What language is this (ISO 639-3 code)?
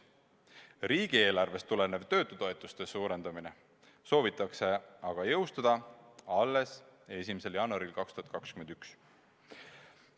est